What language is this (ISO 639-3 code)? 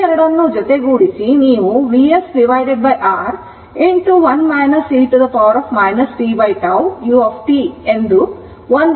kan